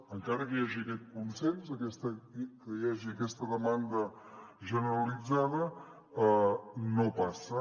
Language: Catalan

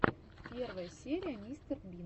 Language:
Russian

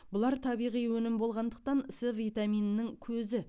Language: Kazakh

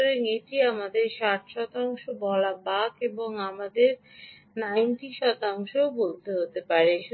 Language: Bangla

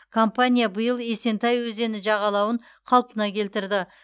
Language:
Kazakh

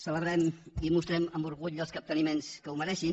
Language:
Catalan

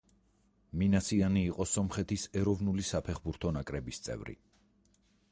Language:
Georgian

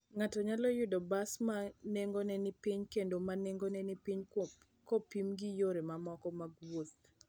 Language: Luo (Kenya and Tanzania)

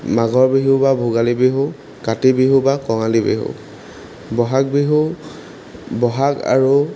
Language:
Assamese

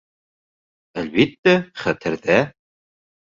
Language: Bashkir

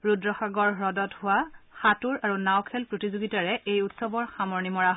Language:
Assamese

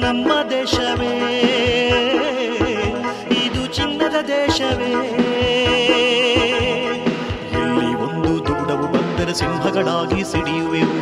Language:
Kannada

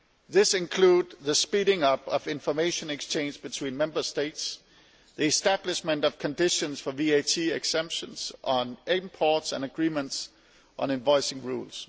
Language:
English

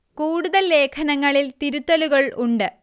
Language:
Malayalam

